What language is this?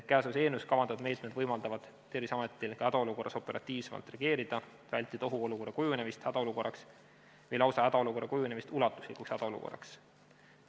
Estonian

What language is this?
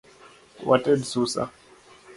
Luo (Kenya and Tanzania)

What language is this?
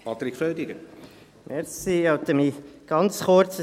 Swiss German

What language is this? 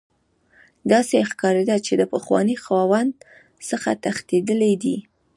Pashto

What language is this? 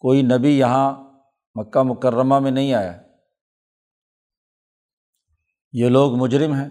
Urdu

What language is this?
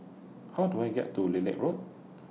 English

